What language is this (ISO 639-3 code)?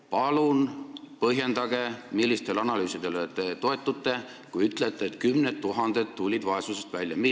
est